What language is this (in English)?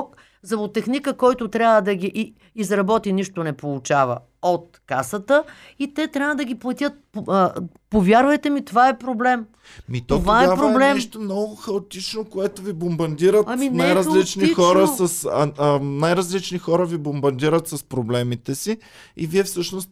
Bulgarian